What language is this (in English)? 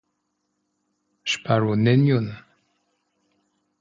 Esperanto